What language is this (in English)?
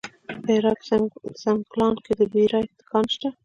Pashto